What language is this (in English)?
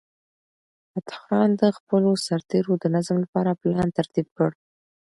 Pashto